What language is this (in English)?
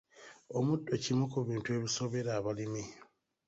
Ganda